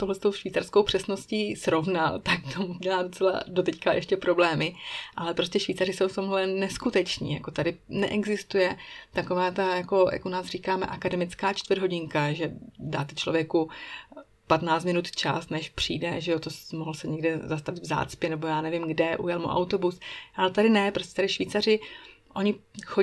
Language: Czech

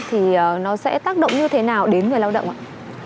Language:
Vietnamese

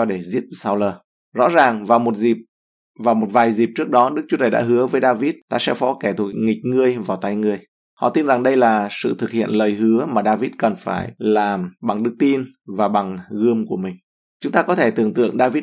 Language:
Vietnamese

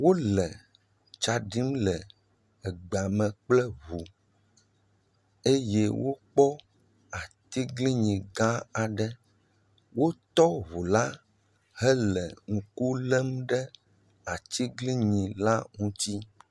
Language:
Ewe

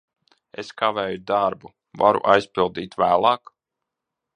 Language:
Latvian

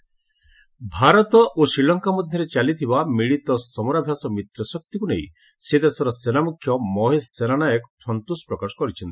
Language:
Odia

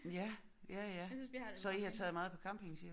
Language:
Danish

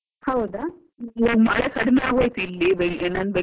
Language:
Kannada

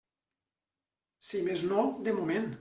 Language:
Catalan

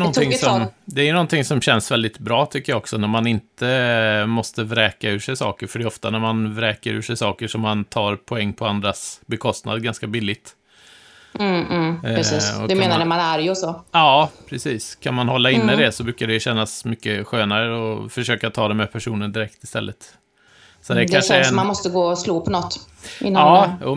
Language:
Swedish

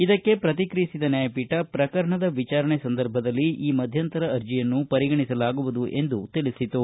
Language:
Kannada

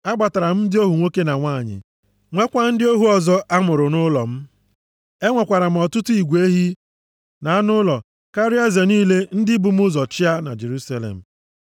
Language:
Igbo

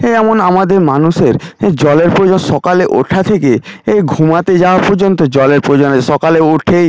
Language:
Bangla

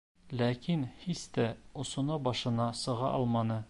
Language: Bashkir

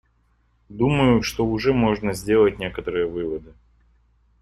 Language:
Russian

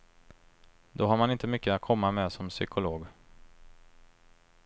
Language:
Swedish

